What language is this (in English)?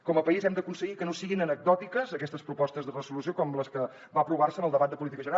Catalan